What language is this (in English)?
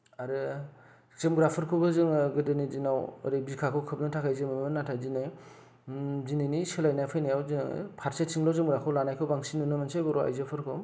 Bodo